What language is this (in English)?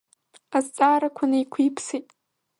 Abkhazian